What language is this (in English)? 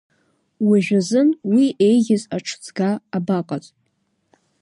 Abkhazian